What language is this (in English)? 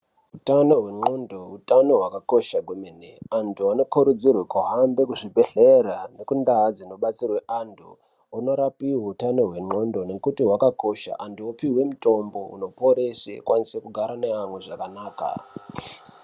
Ndau